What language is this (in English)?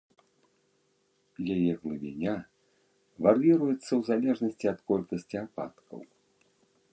Belarusian